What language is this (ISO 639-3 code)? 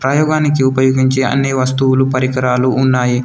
tel